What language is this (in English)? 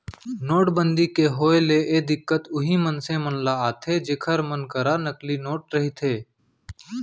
Chhattisgarhi